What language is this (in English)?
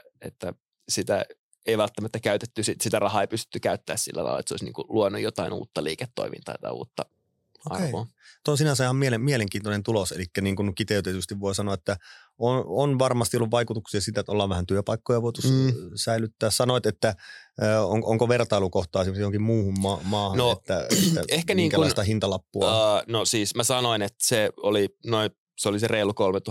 Finnish